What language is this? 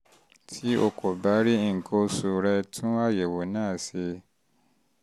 Yoruba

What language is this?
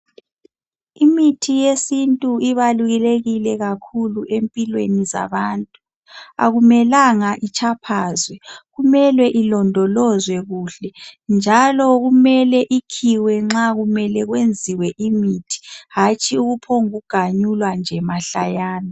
North Ndebele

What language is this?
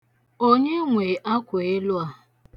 Igbo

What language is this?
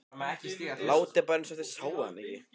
Icelandic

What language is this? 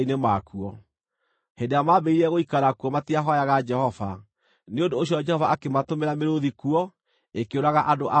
Kikuyu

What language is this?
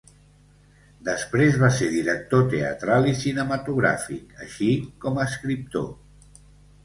Catalan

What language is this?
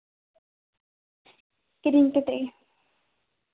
Santali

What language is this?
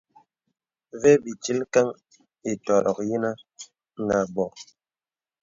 Bebele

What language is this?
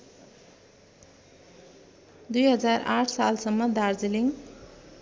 Nepali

